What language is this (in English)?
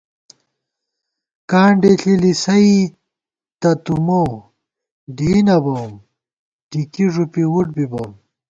Gawar-Bati